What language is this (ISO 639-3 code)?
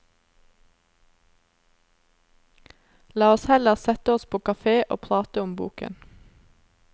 nor